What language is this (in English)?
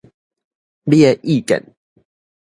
Min Nan Chinese